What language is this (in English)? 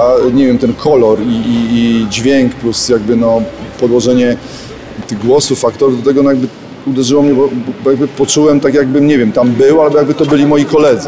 Polish